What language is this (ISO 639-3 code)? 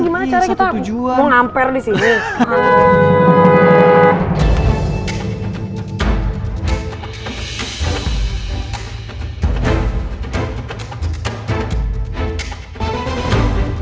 ind